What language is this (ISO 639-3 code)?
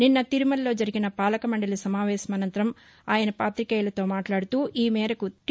tel